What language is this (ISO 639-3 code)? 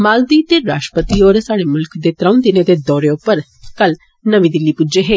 doi